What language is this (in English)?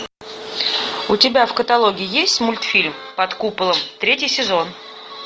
Russian